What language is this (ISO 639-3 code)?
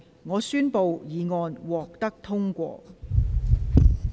yue